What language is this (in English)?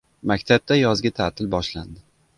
Uzbek